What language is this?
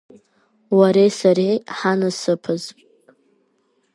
Abkhazian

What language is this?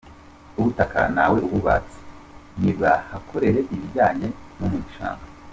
Kinyarwanda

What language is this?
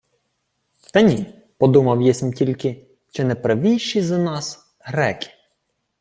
Ukrainian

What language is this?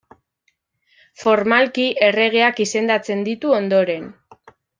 Basque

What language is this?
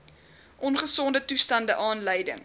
Afrikaans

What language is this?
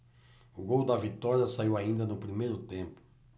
Portuguese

